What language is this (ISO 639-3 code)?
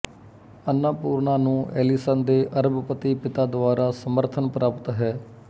pan